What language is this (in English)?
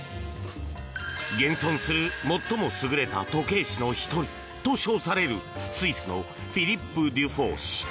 Japanese